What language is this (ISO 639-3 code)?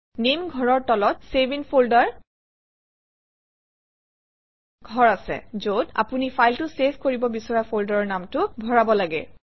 asm